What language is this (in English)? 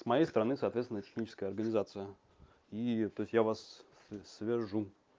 Russian